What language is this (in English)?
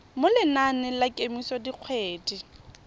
Tswana